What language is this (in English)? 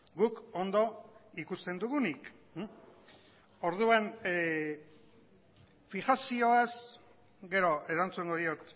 Basque